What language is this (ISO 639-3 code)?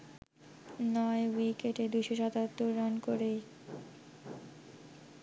ben